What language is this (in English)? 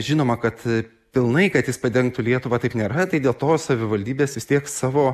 Lithuanian